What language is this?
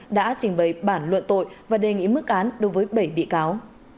Vietnamese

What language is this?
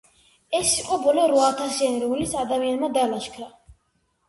Georgian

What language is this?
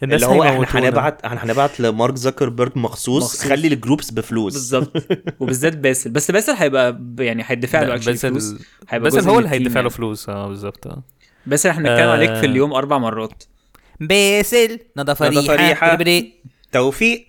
Arabic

